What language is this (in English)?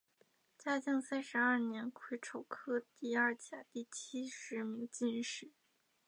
Chinese